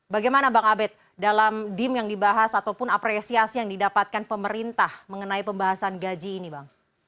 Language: Indonesian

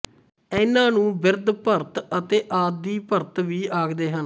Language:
Punjabi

